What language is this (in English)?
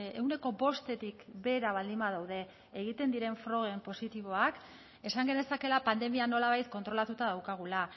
Basque